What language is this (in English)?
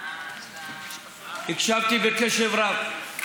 Hebrew